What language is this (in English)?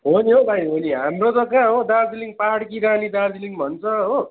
Nepali